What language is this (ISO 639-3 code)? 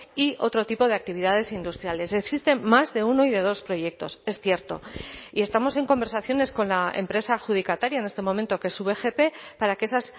spa